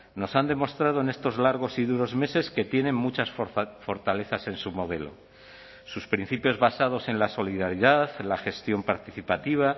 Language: Spanish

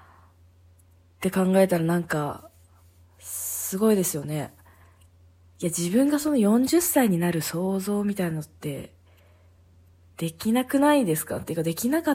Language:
Japanese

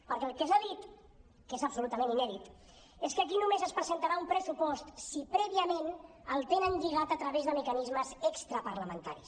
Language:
Catalan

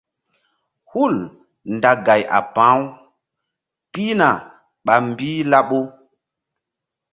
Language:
Mbum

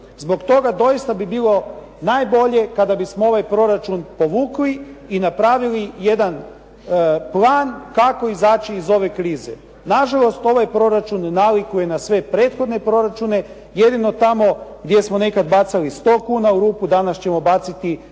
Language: Croatian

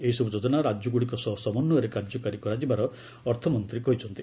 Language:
Odia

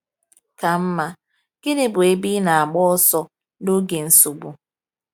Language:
Igbo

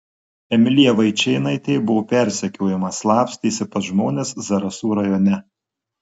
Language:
Lithuanian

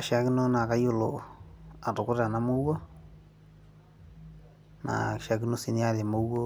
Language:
Masai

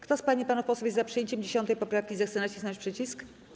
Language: Polish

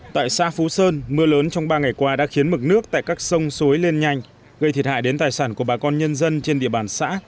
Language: Vietnamese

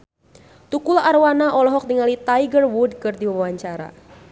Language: Sundanese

